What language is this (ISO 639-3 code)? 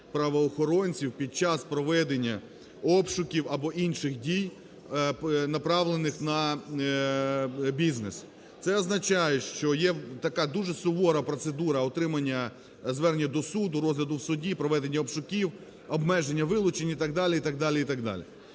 ukr